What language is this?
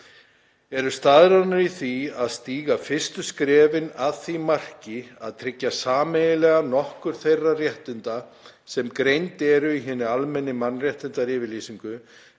Icelandic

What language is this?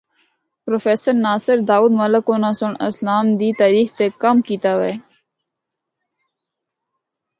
Northern Hindko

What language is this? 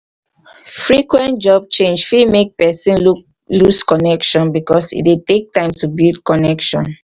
Nigerian Pidgin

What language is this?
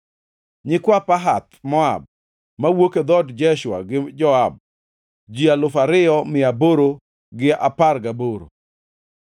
Luo (Kenya and Tanzania)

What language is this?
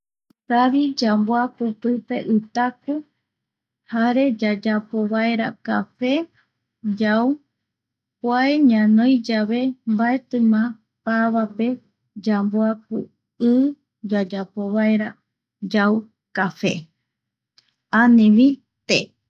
Eastern Bolivian Guaraní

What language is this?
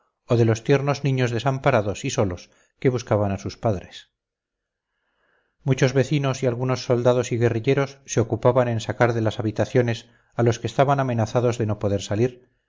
Spanish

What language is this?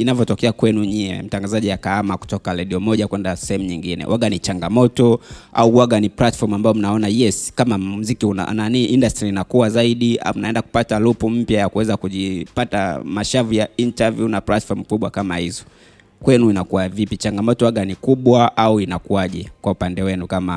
Swahili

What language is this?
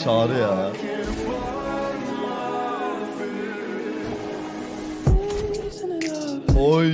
Turkish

